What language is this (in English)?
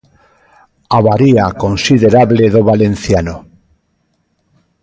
Galician